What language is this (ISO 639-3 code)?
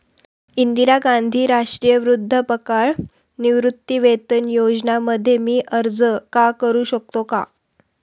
mar